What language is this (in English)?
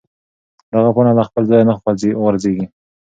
Pashto